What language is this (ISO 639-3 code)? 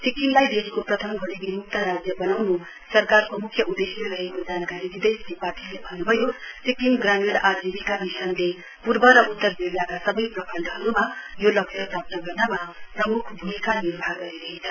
nep